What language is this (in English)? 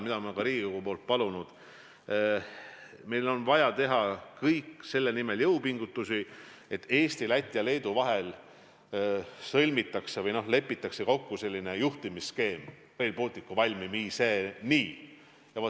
Estonian